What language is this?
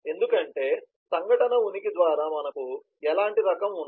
Telugu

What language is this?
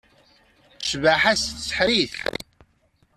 Kabyle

